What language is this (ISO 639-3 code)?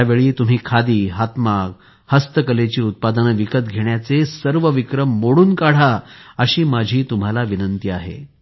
mar